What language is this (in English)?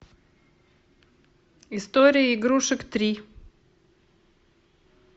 Russian